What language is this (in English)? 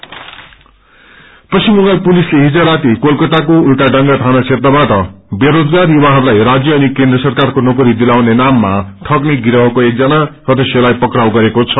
Nepali